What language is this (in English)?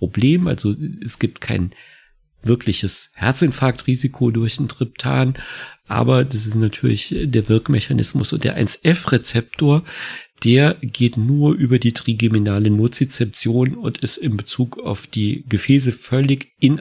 German